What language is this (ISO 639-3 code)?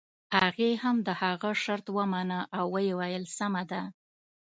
pus